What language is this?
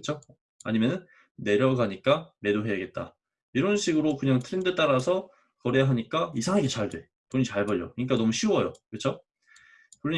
Korean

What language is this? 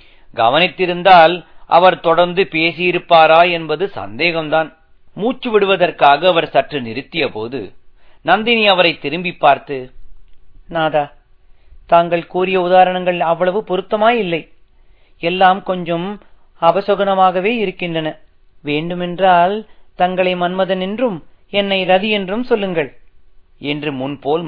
Tamil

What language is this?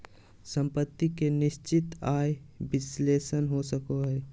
Magahi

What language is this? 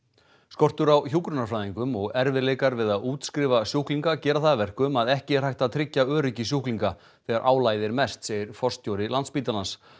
Icelandic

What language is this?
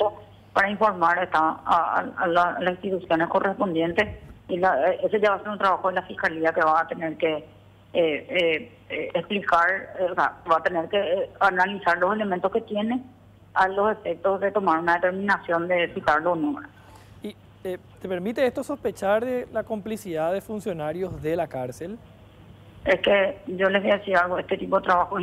Spanish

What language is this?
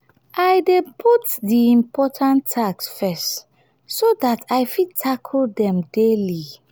Nigerian Pidgin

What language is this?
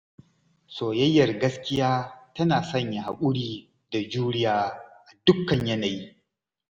Hausa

